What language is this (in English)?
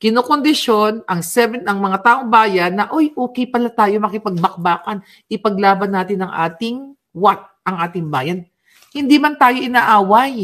Filipino